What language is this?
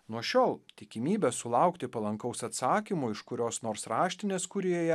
Lithuanian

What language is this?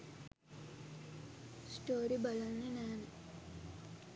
Sinhala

